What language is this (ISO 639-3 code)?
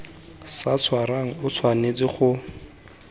tsn